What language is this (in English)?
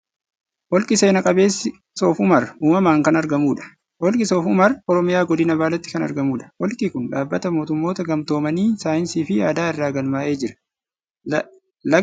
Oromo